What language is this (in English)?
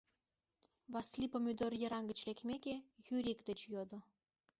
Mari